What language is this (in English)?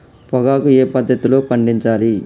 Telugu